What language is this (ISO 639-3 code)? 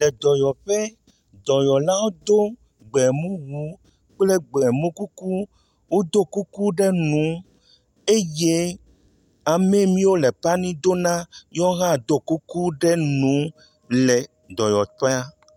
ewe